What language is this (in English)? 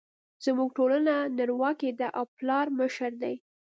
Pashto